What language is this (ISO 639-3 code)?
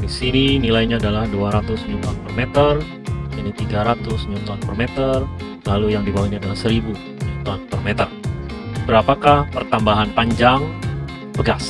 ind